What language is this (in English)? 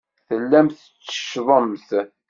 Kabyle